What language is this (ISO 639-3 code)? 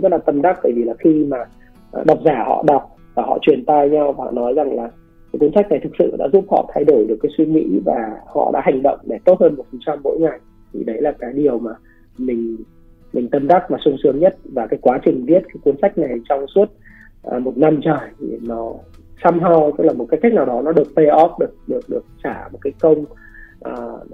vie